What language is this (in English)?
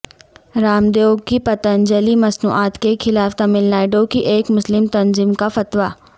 Urdu